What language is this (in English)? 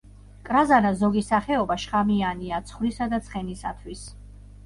Georgian